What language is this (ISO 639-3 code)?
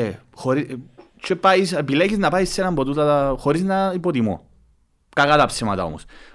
ell